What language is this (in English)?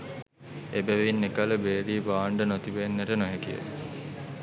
Sinhala